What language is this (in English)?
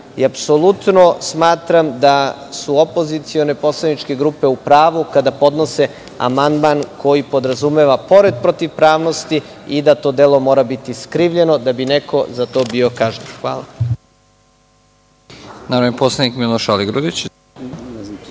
Serbian